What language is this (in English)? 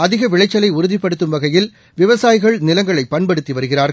Tamil